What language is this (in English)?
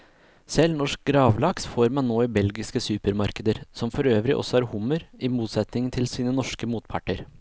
Norwegian